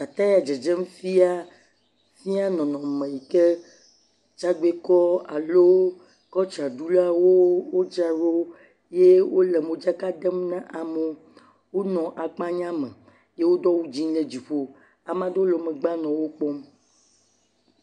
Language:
Ewe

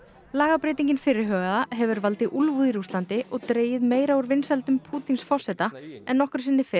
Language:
Icelandic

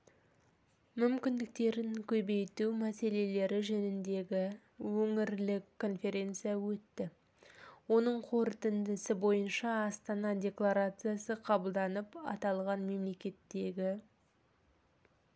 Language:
Kazakh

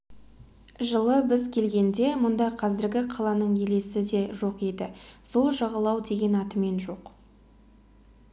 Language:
Kazakh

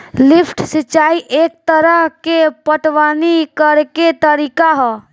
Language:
Bhojpuri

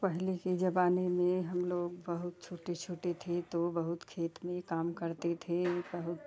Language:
Hindi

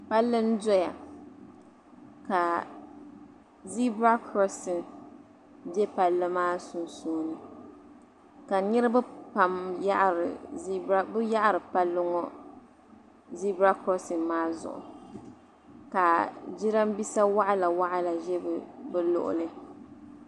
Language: Dagbani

